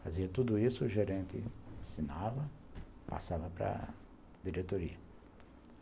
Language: Portuguese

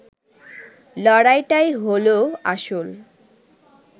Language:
Bangla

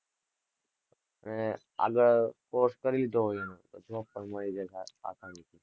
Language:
Gujarati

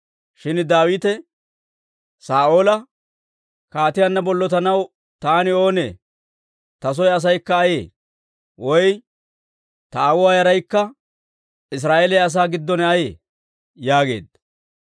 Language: Dawro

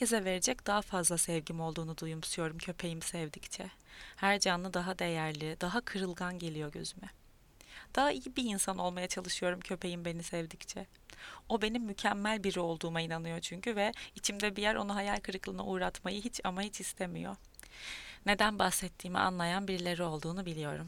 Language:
Turkish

